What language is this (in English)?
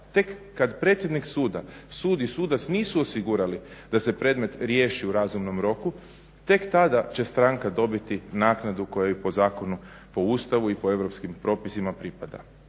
Croatian